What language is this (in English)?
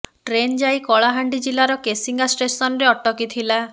Odia